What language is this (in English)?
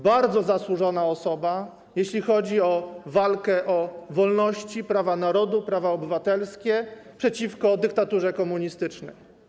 Polish